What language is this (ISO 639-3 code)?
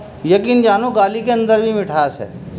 urd